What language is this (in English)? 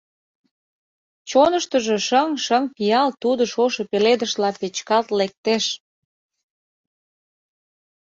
Mari